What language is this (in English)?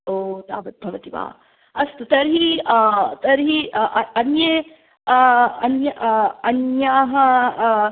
Sanskrit